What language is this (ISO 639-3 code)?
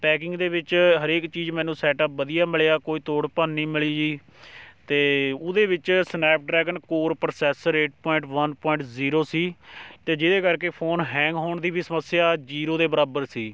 pan